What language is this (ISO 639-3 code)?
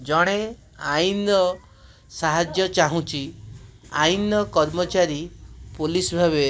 ori